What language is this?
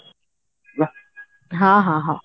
Odia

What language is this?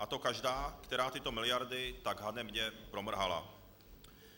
Czech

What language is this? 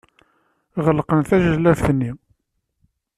Kabyle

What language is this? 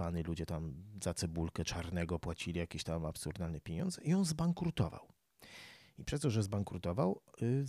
Polish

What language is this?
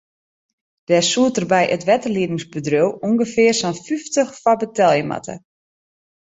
Western Frisian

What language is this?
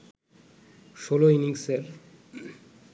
Bangla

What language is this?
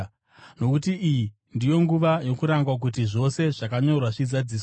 Shona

